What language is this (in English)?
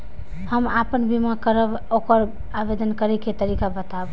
Maithili